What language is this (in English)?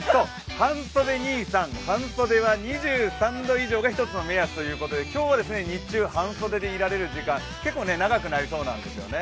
Japanese